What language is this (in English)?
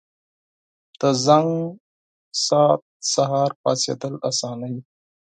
Pashto